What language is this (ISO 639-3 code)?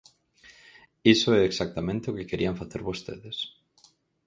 glg